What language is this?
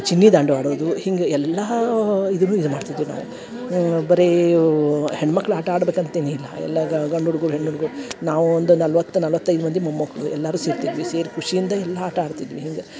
Kannada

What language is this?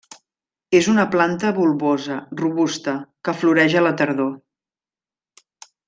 Catalan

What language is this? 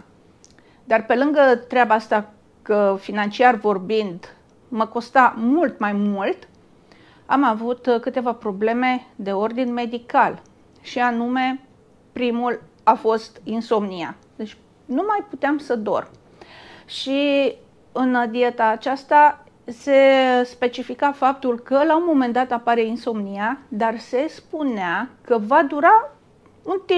Romanian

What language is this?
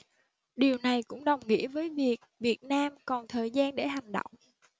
Vietnamese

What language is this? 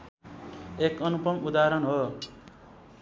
Nepali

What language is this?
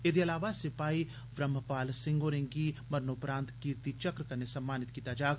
Dogri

